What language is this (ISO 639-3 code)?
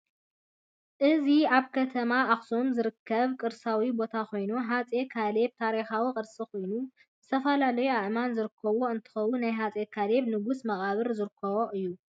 tir